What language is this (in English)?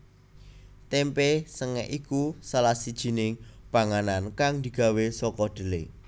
Javanese